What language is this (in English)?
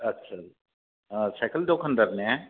Bodo